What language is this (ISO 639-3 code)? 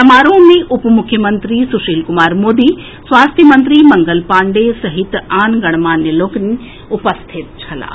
mai